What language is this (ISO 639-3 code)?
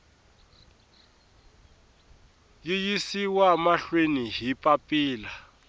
tso